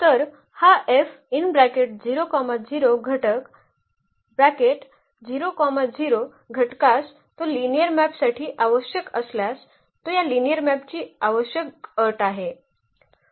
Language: Marathi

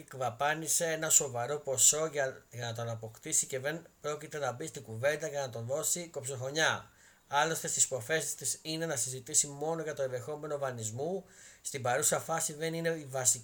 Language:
Greek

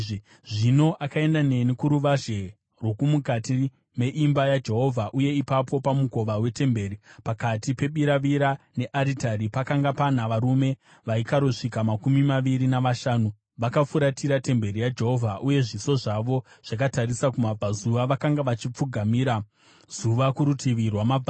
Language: Shona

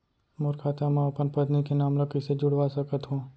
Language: Chhattisgarhi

